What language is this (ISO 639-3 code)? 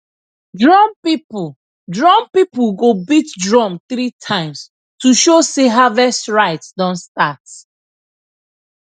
pcm